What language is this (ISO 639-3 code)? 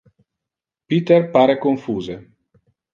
ina